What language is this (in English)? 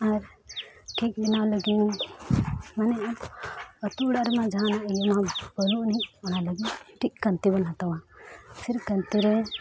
Santali